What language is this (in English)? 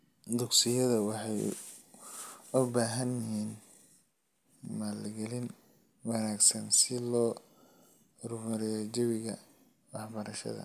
Somali